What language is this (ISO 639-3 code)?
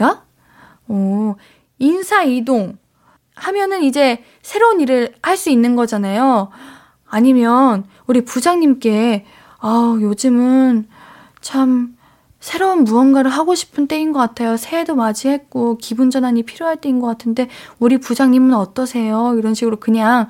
kor